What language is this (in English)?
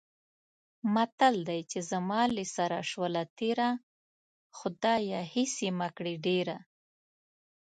Pashto